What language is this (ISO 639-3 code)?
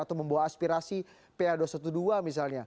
ind